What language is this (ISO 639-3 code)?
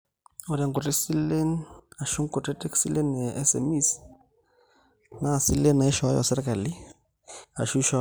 mas